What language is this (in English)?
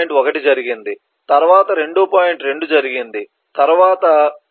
Telugu